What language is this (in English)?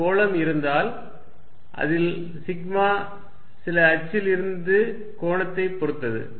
Tamil